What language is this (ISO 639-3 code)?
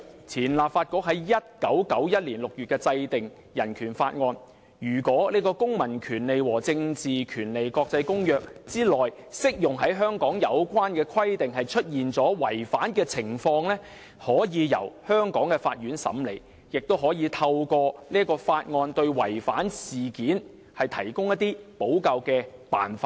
yue